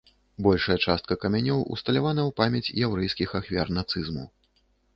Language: Belarusian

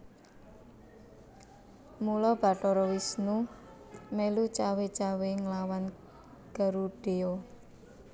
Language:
Javanese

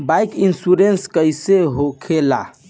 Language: Bhojpuri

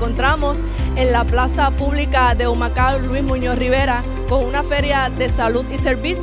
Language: Spanish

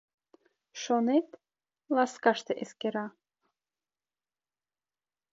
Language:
Mari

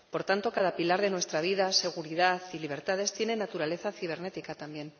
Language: Spanish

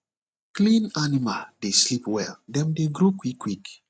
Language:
Nigerian Pidgin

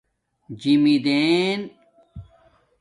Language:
Domaaki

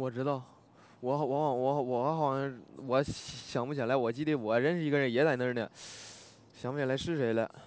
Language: Chinese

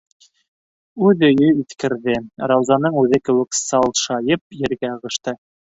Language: Bashkir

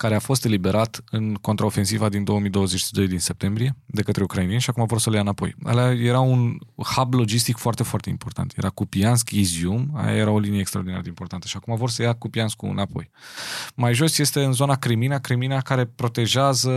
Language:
Romanian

